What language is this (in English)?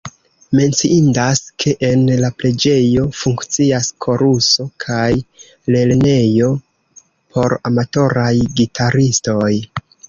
Esperanto